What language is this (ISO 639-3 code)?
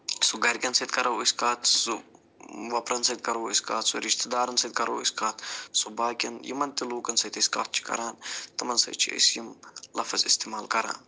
kas